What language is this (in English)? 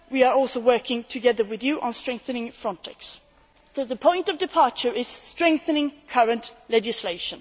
English